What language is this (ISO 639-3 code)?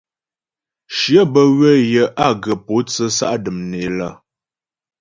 bbj